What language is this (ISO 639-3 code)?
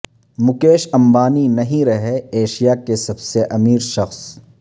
urd